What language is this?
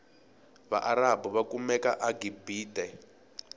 Tsonga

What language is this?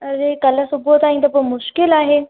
Sindhi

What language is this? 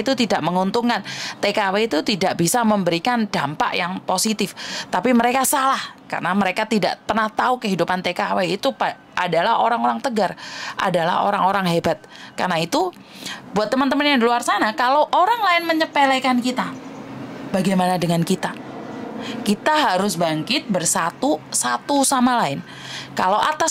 Indonesian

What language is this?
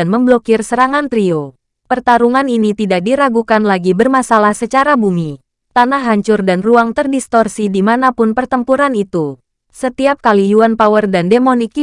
Indonesian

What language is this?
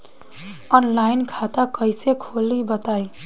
Bhojpuri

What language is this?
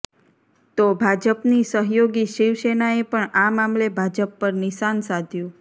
Gujarati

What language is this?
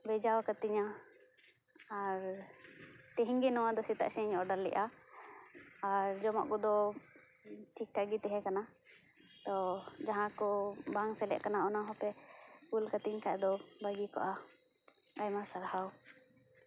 Santali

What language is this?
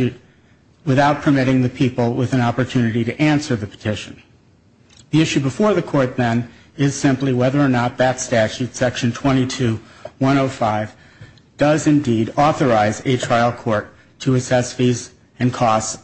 English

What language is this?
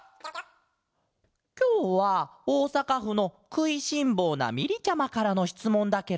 Japanese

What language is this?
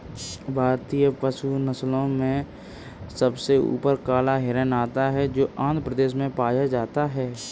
Hindi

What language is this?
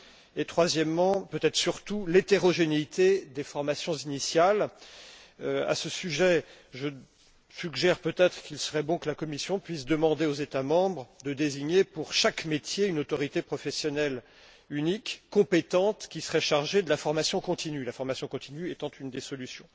French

